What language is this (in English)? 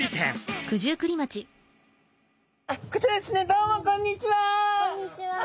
Japanese